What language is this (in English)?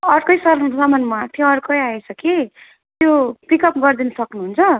Nepali